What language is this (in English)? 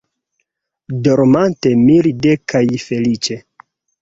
Esperanto